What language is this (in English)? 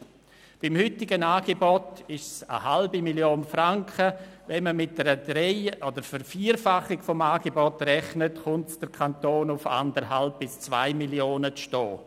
Swiss German